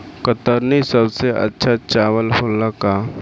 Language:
Bhojpuri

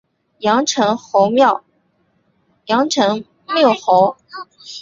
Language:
Chinese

